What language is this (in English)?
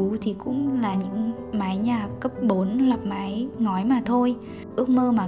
Vietnamese